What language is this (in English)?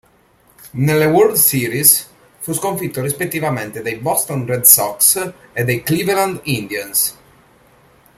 Italian